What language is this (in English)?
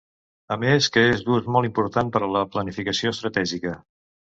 Catalan